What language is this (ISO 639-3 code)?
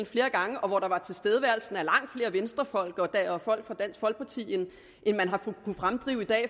dan